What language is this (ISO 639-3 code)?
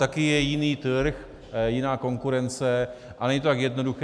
ces